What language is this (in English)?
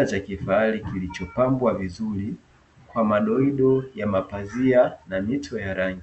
Swahili